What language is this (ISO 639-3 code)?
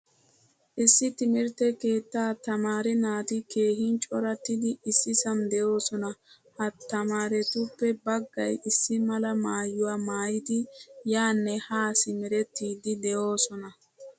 wal